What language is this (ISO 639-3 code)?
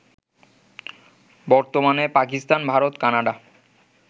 ben